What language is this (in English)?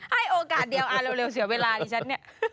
Thai